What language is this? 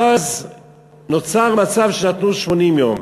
Hebrew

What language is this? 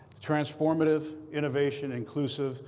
English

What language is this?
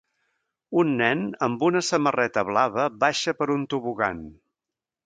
Catalan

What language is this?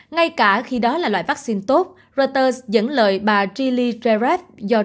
Vietnamese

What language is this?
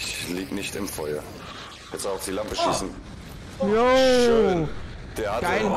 German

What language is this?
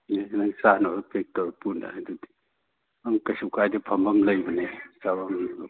Manipuri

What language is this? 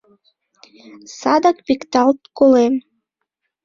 Mari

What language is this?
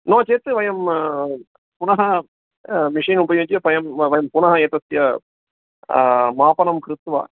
Sanskrit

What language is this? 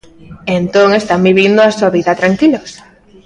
Galician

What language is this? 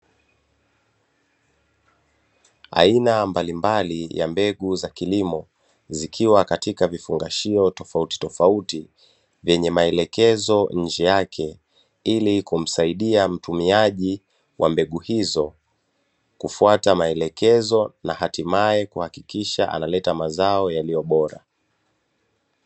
Swahili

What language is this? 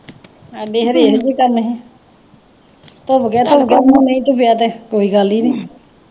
Punjabi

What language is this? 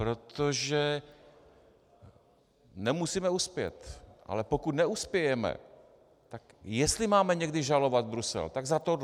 Czech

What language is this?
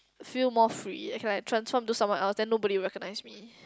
English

